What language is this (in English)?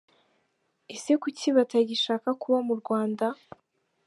Kinyarwanda